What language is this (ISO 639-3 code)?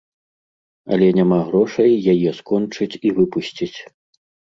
bel